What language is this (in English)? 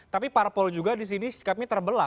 Indonesian